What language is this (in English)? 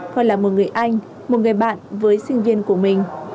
Vietnamese